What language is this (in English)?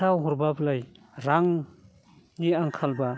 Bodo